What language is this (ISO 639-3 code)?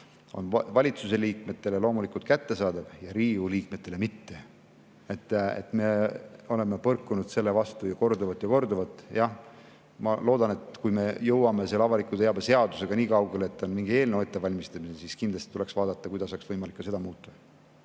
est